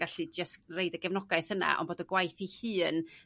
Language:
Welsh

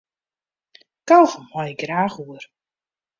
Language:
Western Frisian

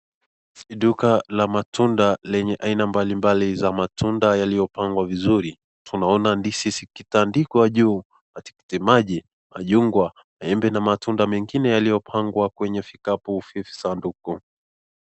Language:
Swahili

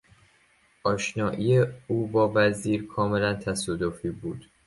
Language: Persian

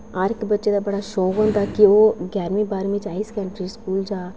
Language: Dogri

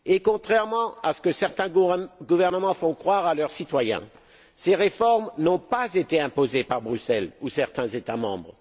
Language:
French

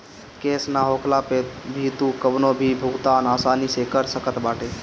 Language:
Bhojpuri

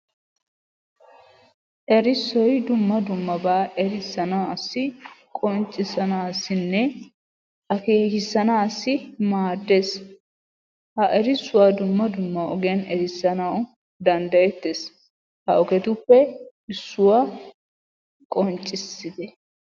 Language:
Wolaytta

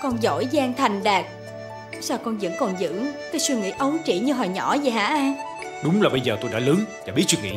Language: Vietnamese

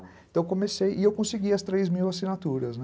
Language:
Portuguese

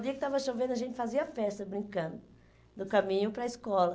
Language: Portuguese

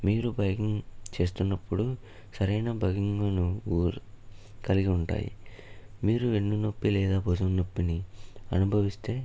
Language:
Telugu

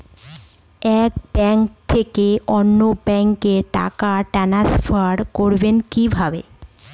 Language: Bangla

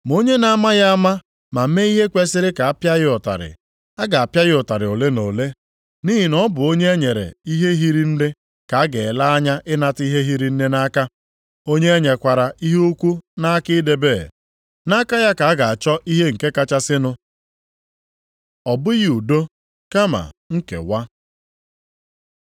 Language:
Igbo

